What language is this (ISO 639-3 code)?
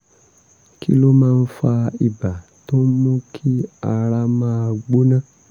yor